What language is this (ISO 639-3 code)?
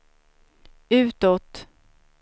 swe